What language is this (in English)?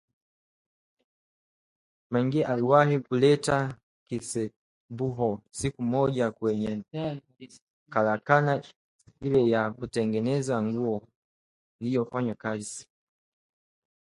Swahili